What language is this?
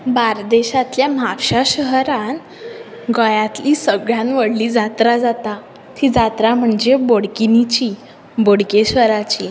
Konkani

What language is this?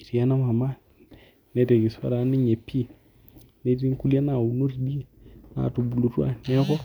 Masai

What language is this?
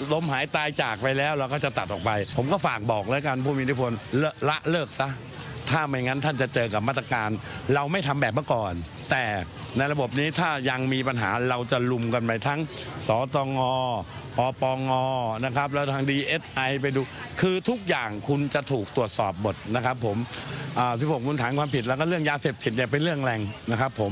Thai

